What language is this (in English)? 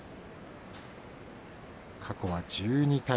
Japanese